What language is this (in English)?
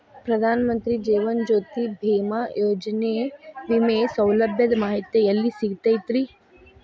Kannada